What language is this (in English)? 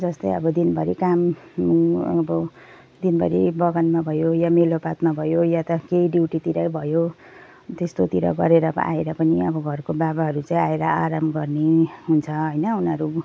Nepali